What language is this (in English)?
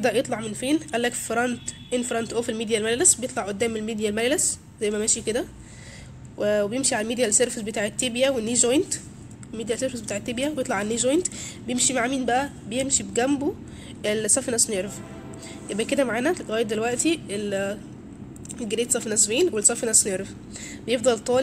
Arabic